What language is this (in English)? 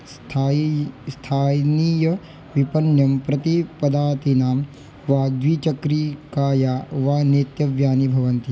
Sanskrit